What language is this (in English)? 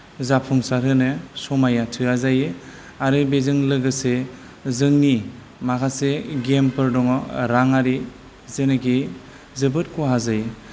Bodo